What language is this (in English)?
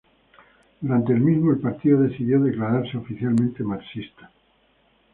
Spanish